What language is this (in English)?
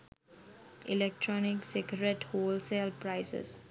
Sinhala